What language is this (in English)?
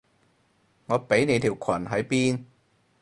Cantonese